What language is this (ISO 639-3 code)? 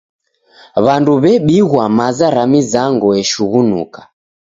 dav